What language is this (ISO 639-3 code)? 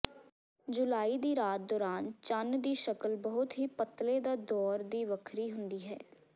pan